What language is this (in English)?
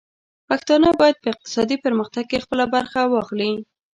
Pashto